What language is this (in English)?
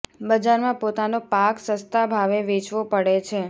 Gujarati